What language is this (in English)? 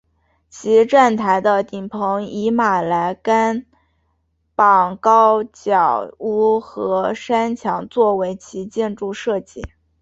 Chinese